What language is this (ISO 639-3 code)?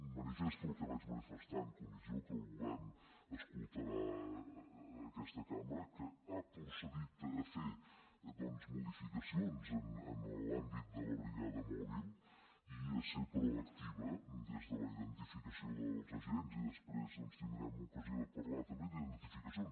cat